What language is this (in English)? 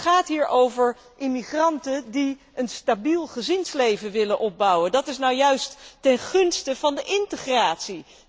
Dutch